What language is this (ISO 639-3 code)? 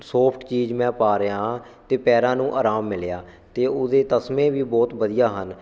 pan